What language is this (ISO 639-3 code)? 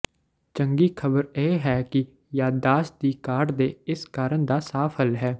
pan